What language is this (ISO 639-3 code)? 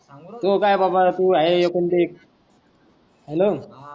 mar